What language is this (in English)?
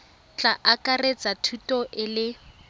Tswana